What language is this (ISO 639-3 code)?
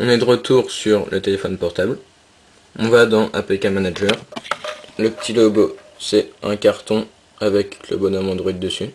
fra